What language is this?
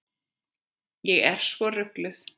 Icelandic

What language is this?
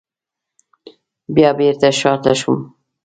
Pashto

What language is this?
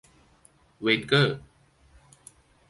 Thai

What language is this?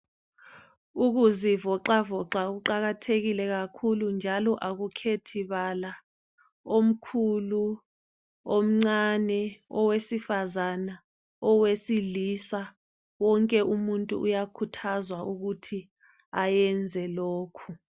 North Ndebele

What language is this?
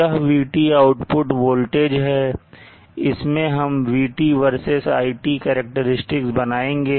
Hindi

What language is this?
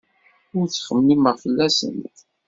Kabyle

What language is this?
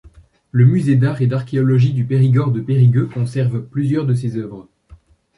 French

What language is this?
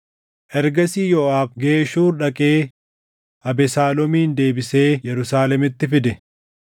Oromo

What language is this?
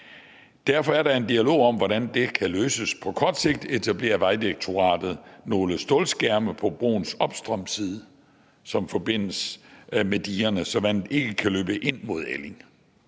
Danish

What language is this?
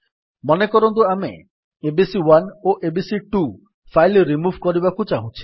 Odia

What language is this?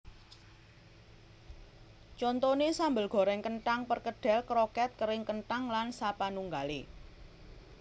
Javanese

